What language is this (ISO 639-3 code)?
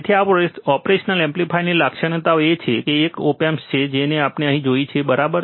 guj